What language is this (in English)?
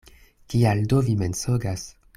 Esperanto